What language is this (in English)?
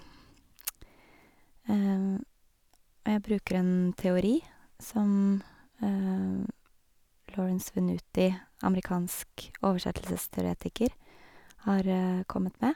Norwegian